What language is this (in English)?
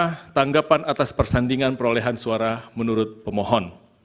Indonesian